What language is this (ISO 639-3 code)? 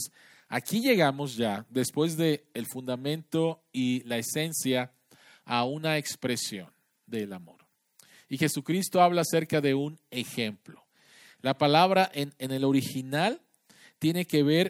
spa